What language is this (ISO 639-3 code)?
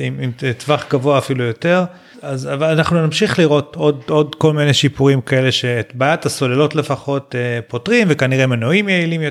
heb